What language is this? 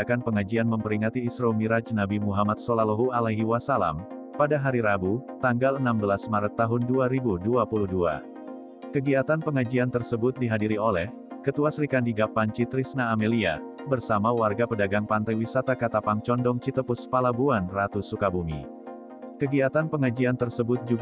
Indonesian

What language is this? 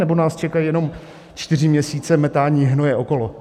Czech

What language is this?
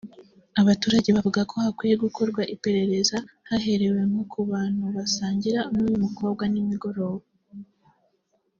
Kinyarwanda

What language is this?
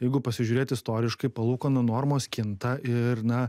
Lithuanian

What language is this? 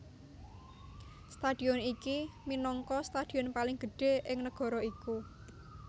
Javanese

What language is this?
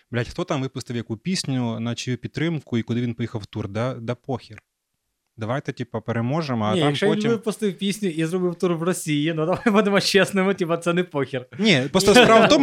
Ukrainian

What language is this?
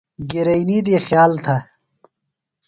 Phalura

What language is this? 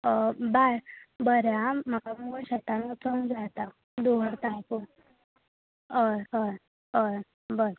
Konkani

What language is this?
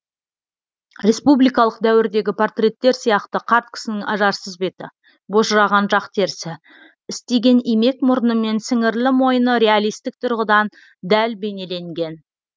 Kazakh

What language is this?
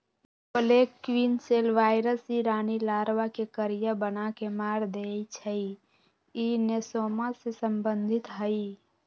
Magahi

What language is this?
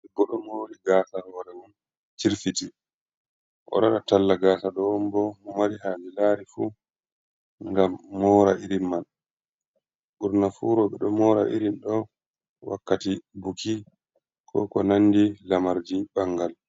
Fula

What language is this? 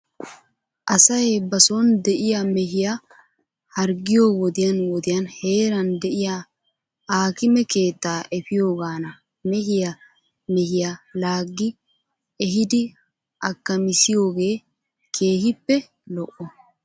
Wolaytta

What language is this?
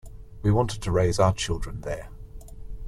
English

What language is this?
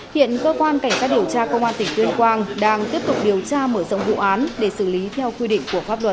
Vietnamese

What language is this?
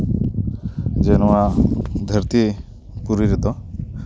Santali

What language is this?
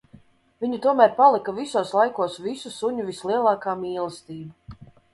Latvian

